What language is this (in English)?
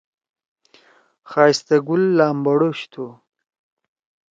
Torwali